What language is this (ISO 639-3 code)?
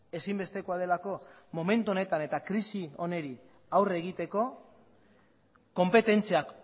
eus